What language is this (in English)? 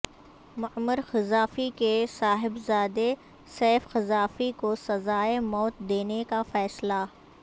Urdu